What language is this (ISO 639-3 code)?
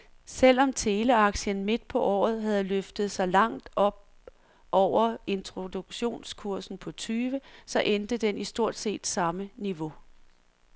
dan